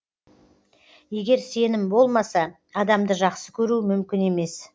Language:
Kazakh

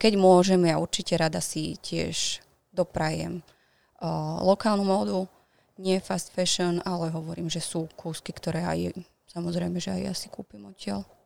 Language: Slovak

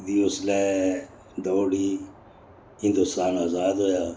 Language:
Dogri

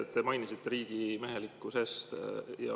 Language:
Estonian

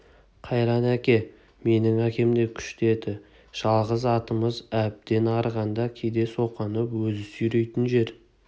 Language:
Kazakh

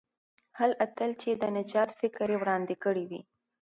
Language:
Pashto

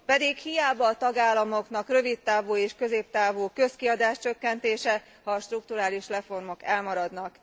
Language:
Hungarian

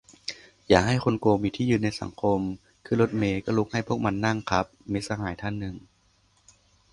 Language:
Thai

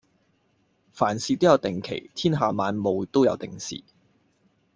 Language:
Cantonese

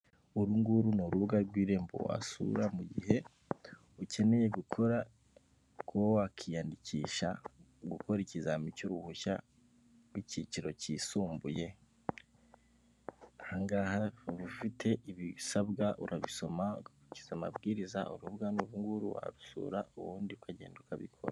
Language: Kinyarwanda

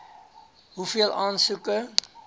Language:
Afrikaans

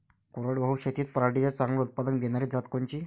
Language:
Marathi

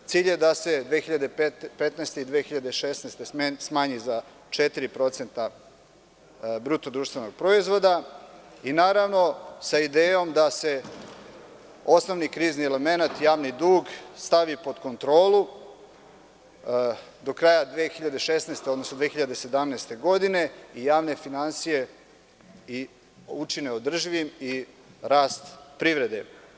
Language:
Serbian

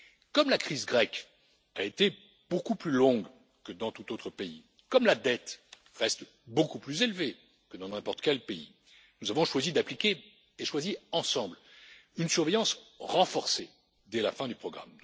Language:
French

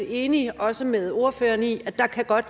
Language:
Danish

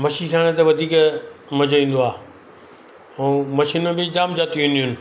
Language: Sindhi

